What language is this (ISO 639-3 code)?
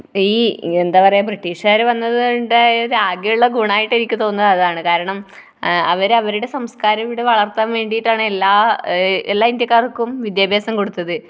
mal